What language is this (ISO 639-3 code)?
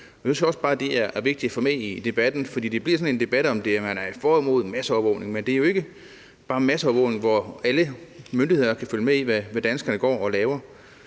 dan